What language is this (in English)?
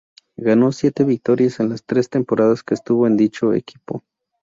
Spanish